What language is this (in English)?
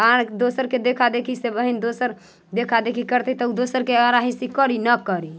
Maithili